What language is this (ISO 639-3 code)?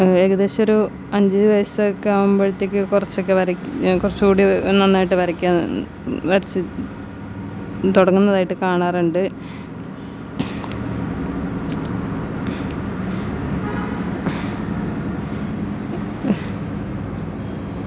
mal